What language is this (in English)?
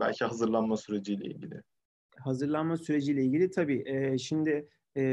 Turkish